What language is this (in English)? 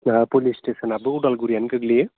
Bodo